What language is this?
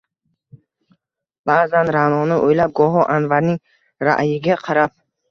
Uzbek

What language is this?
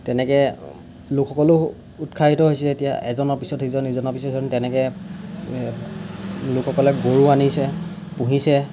Assamese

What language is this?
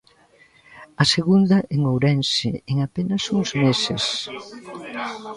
Galician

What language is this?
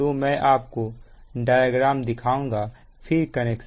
Hindi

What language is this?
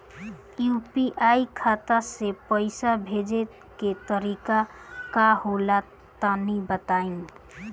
Bhojpuri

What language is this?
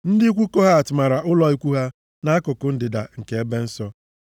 Igbo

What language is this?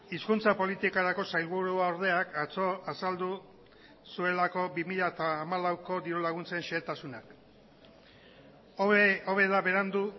Basque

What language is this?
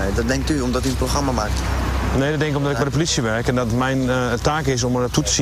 Dutch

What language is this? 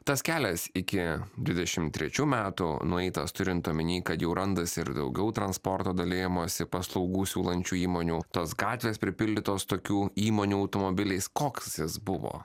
Lithuanian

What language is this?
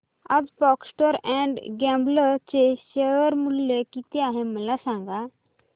Marathi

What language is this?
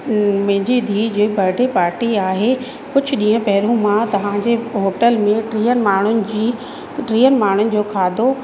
Sindhi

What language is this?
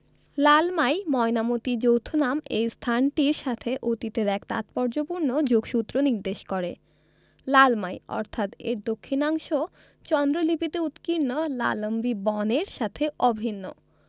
Bangla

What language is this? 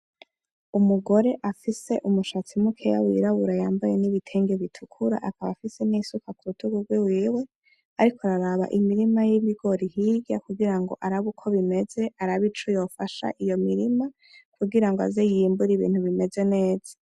Rundi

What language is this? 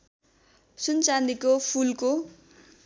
Nepali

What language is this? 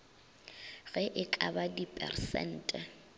Northern Sotho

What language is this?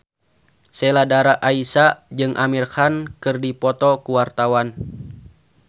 Sundanese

